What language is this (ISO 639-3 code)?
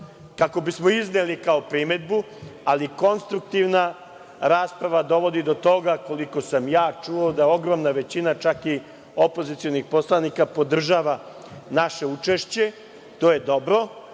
srp